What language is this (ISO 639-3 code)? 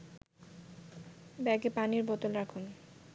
ben